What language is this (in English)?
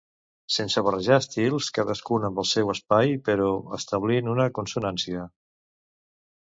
Catalan